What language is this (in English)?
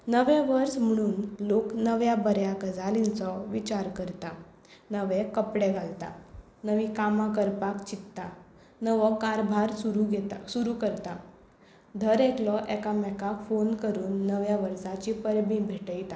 Konkani